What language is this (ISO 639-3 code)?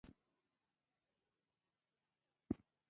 pus